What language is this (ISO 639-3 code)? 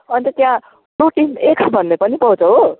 nep